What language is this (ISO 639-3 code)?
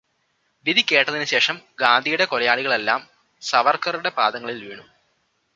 mal